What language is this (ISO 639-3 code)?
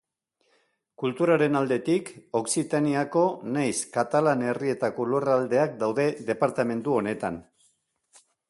eus